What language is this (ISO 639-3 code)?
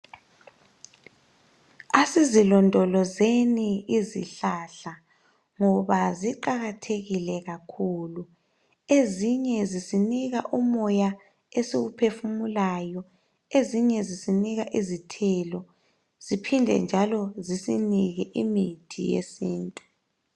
nde